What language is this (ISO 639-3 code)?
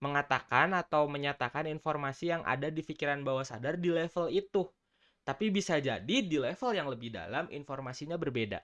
ind